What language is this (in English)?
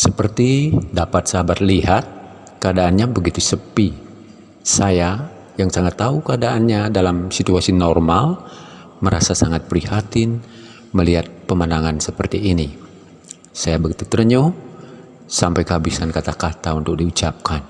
Indonesian